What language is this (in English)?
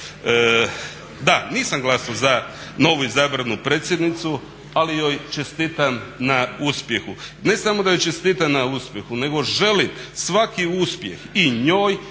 Croatian